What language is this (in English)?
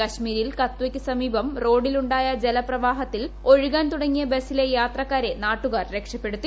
Malayalam